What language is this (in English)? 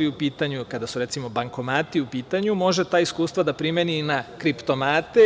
Serbian